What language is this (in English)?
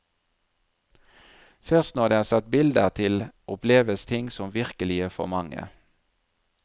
Norwegian